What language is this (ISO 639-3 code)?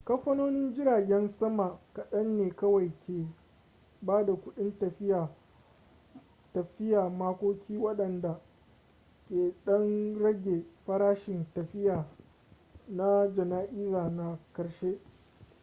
hau